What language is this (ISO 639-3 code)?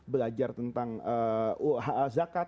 ind